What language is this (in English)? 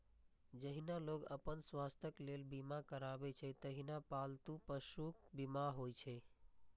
Maithili